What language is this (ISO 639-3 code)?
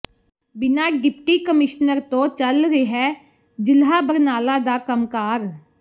pan